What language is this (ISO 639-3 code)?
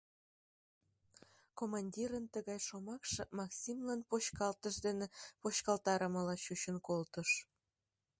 chm